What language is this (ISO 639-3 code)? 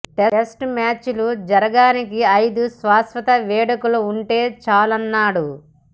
tel